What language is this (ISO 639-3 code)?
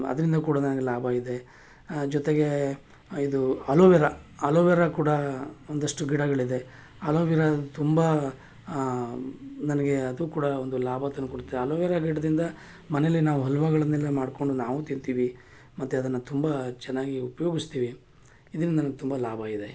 kan